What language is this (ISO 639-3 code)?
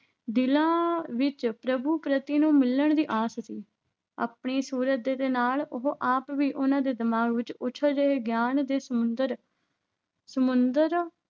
pan